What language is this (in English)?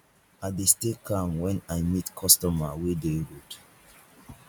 Nigerian Pidgin